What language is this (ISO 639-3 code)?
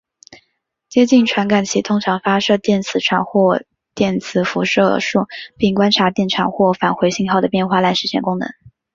zho